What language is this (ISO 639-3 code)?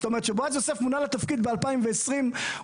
heb